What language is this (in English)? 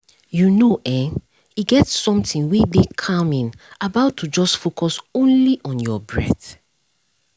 Nigerian Pidgin